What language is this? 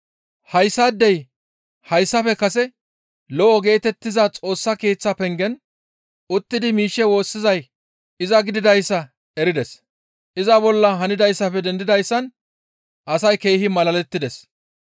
Gamo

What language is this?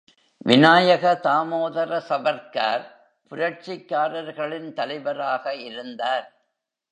Tamil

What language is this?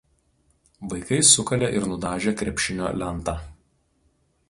Lithuanian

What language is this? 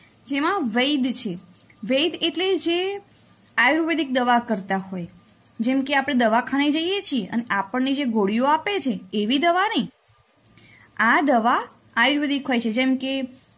Gujarati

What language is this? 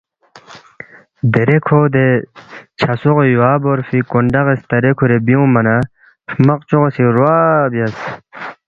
Balti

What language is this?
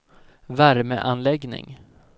Swedish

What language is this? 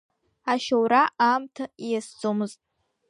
Abkhazian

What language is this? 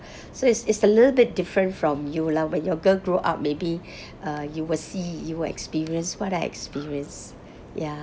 English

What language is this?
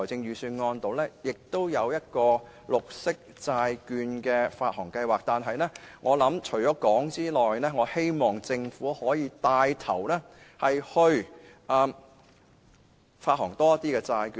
Cantonese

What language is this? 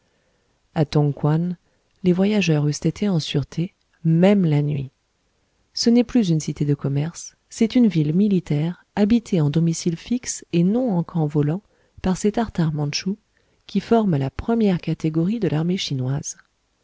French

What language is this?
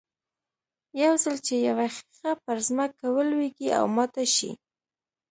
Pashto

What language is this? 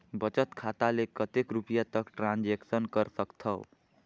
Chhattisgarhi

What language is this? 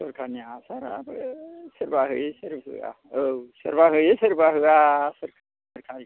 Bodo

